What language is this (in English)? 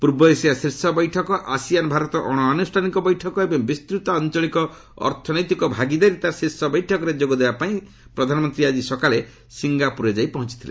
Odia